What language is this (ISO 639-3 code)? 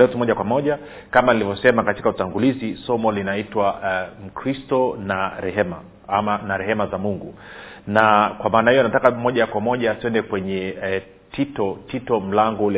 swa